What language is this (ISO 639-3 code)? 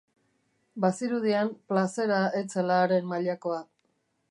eus